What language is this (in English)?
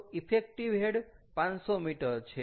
Gujarati